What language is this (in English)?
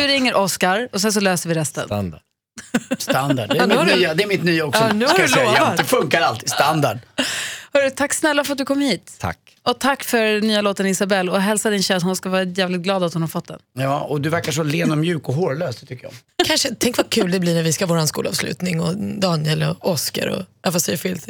Swedish